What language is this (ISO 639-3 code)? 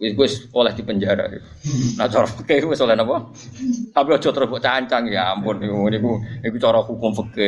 ind